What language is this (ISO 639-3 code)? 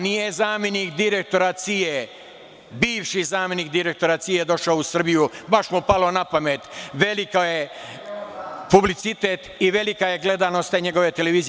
srp